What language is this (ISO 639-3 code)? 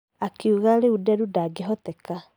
kik